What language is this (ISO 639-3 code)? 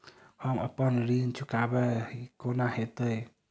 mai